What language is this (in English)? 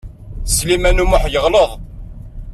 Kabyle